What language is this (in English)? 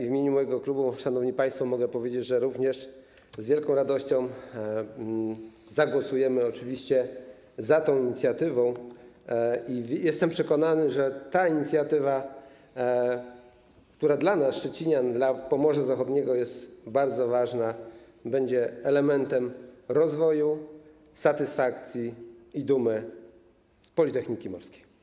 Polish